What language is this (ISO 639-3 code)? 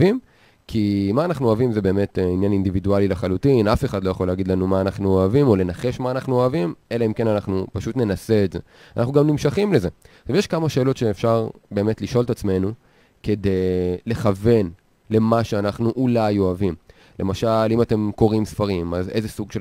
heb